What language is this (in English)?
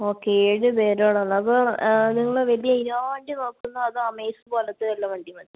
Malayalam